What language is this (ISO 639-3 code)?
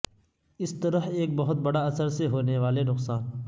urd